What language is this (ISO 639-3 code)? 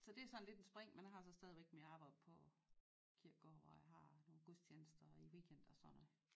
dan